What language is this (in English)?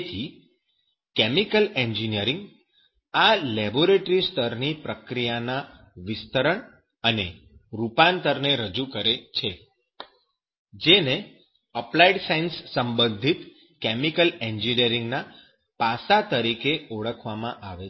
Gujarati